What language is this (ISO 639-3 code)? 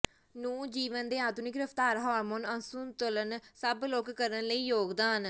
pan